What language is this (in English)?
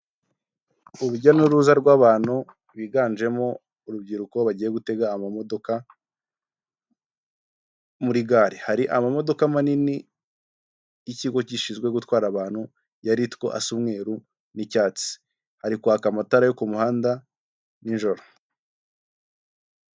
Kinyarwanda